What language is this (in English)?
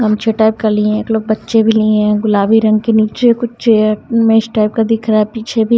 Hindi